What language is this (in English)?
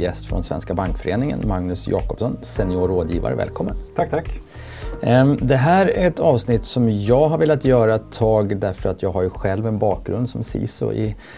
Swedish